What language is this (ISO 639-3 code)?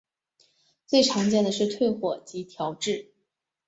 zho